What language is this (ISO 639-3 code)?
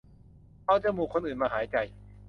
tha